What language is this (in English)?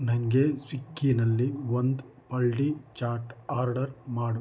Kannada